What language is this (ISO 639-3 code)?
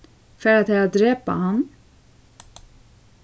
fao